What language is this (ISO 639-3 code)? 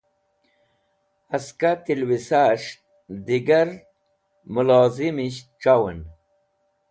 wbl